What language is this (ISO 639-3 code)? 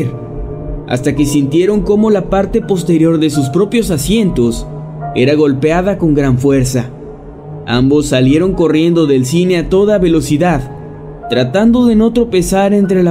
spa